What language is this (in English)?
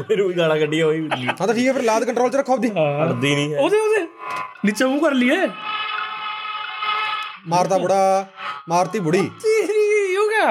Punjabi